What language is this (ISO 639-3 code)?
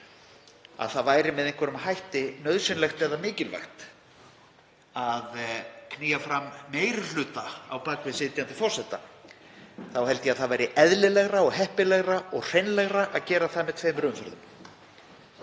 isl